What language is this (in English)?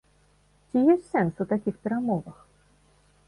Belarusian